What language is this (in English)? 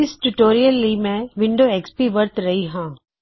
Punjabi